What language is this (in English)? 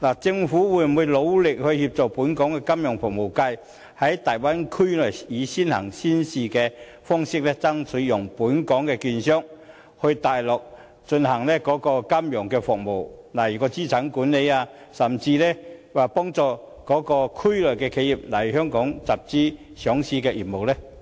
Cantonese